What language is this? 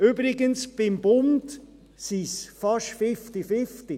Swiss German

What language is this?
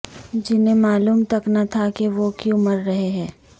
Urdu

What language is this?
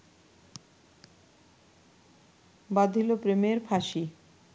Bangla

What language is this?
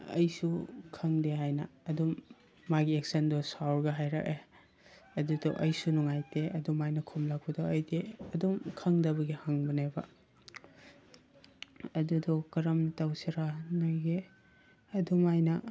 Manipuri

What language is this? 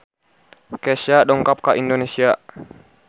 Sundanese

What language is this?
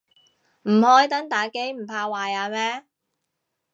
Cantonese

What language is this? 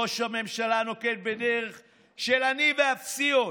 Hebrew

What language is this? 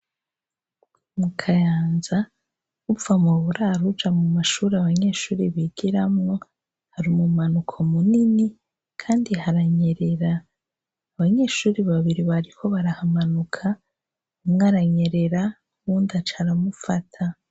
Rundi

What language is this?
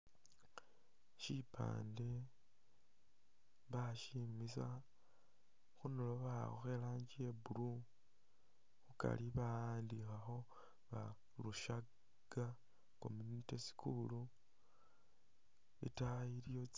Masaaba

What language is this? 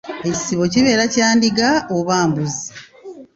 Ganda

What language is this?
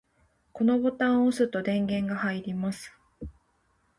Japanese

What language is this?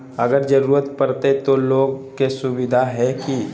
Magahi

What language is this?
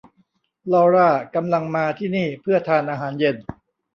Thai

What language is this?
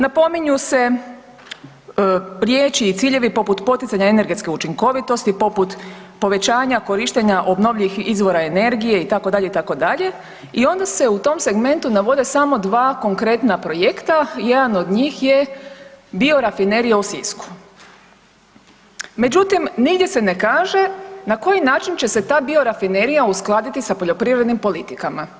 Croatian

